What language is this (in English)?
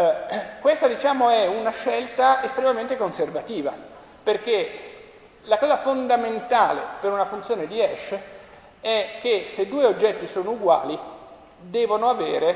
Italian